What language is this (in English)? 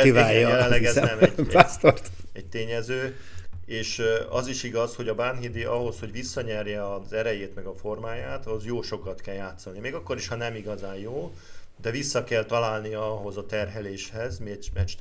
Hungarian